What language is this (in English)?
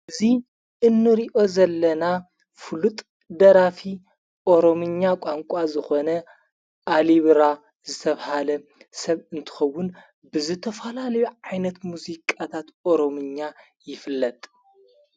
Tigrinya